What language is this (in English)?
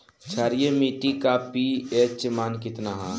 Bhojpuri